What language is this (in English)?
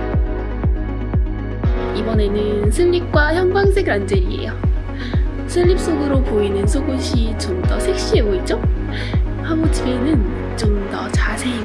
Korean